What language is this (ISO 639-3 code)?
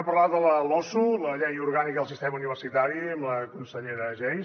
cat